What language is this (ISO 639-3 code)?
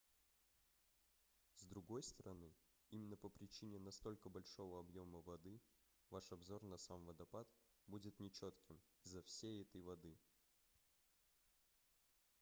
rus